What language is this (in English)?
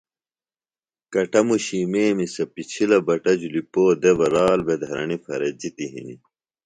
Phalura